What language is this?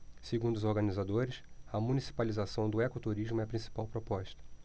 Portuguese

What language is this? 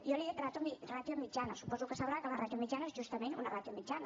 Catalan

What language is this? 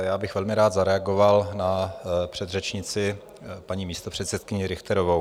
Czech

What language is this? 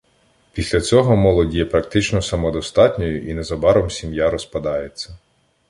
Ukrainian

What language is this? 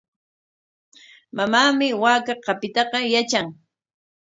Corongo Ancash Quechua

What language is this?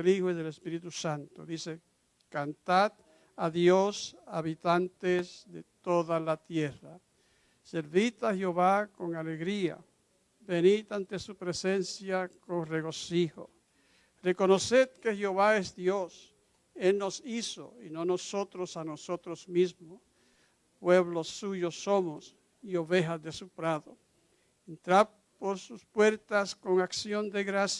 Spanish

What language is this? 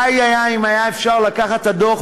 Hebrew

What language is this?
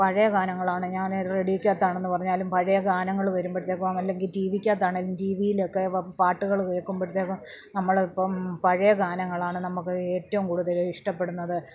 Malayalam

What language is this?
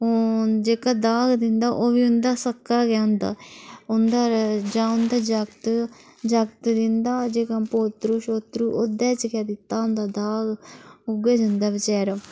Dogri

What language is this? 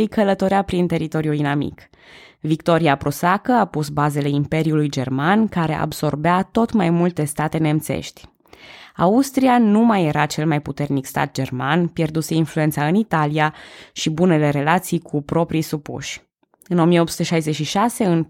Romanian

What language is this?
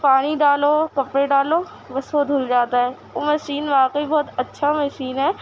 Urdu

